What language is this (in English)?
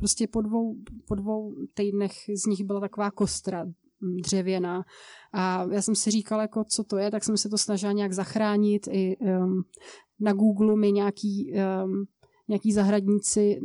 Czech